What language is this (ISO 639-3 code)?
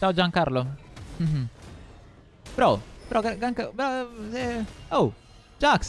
ita